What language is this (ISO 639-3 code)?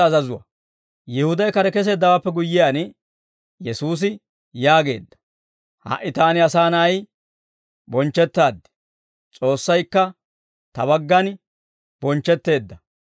dwr